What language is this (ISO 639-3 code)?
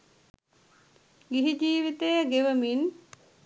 sin